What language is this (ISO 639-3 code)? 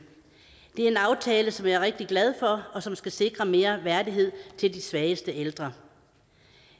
dan